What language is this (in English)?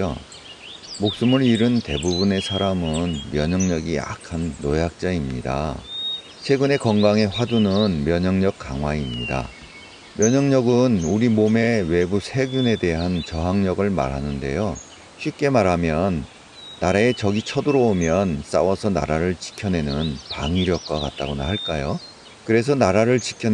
Korean